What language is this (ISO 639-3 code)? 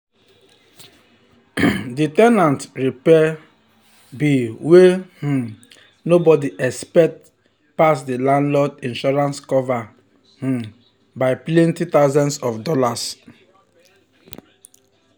pcm